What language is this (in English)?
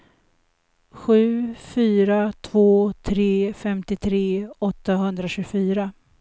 Swedish